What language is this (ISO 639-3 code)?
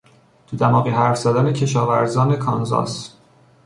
fas